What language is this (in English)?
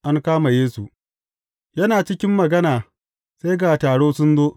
Hausa